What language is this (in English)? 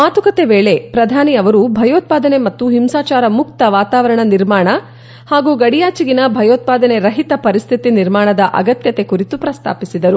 Kannada